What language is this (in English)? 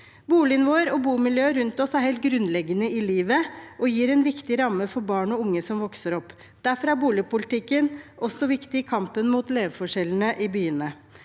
Norwegian